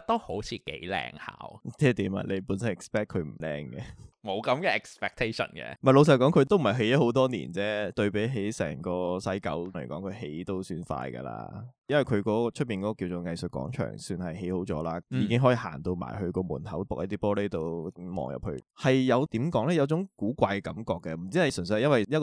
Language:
Chinese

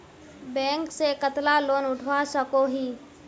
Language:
Magahi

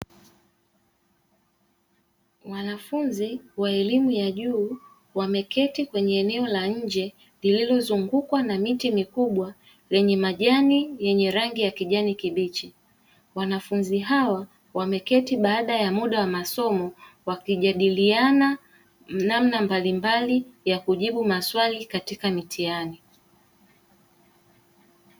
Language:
Swahili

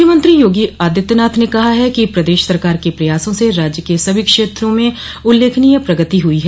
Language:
Hindi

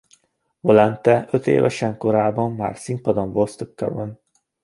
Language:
Hungarian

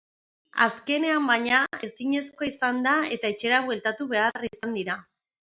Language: Basque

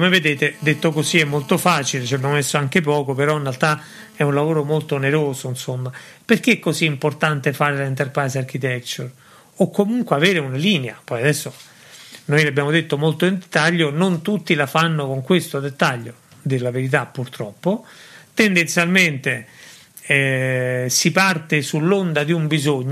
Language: Italian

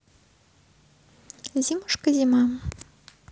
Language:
Russian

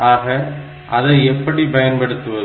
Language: Tamil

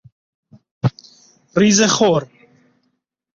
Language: Persian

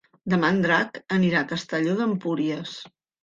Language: Catalan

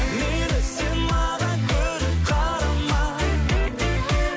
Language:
Kazakh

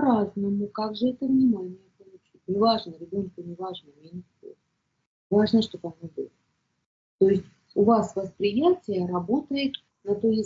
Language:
Russian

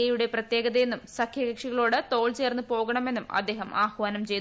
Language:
Malayalam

